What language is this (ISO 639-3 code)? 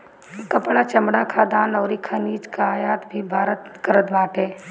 bho